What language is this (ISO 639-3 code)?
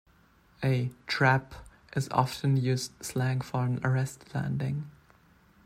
eng